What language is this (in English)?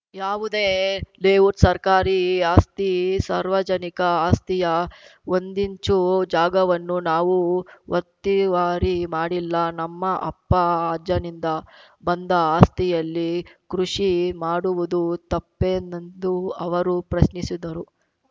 Kannada